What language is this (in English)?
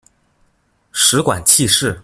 Chinese